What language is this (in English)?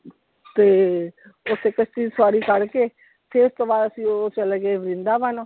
Punjabi